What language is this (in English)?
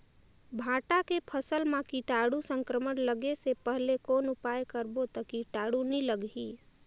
Chhattisgarhi